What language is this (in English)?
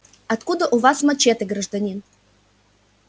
Russian